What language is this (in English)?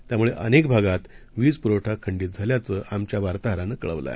Marathi